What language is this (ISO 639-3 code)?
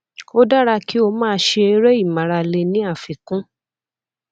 yor